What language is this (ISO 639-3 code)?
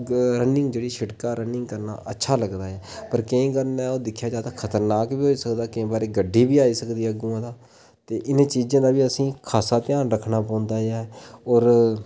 doi